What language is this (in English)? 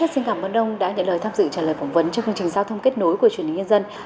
Vietnamese